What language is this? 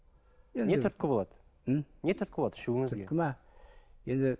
Kazakh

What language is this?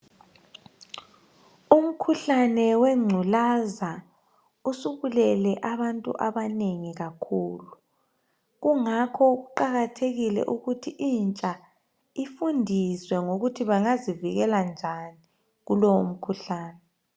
North Ndebele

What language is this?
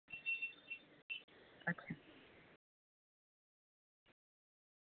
Dogri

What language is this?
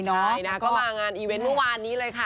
Thai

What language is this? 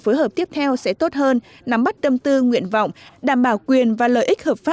Vietnamese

